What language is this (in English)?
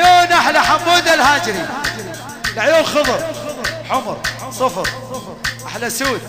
Arabic